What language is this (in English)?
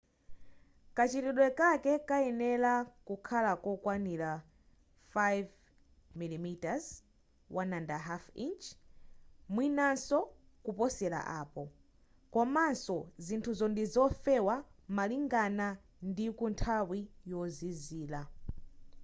Nyanja